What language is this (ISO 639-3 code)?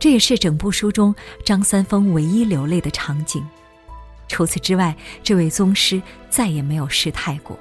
zho